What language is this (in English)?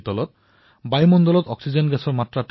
Assamese